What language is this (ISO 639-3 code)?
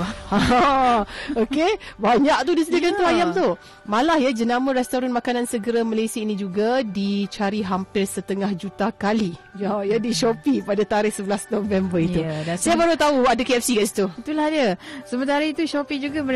msa